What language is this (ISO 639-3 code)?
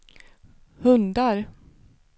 swe